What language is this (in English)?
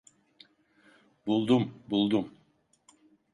Turkish